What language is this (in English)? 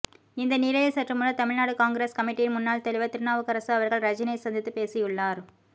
Tamil